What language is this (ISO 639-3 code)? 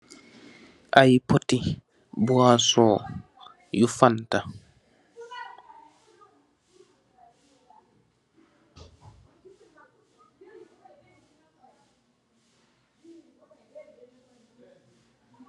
wol